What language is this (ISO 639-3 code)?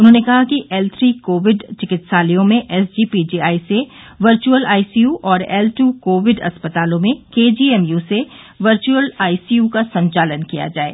hin